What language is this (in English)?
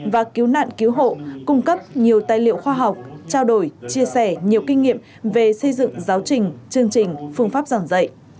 Vietnamese